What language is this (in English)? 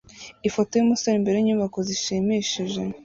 Kinyarwanda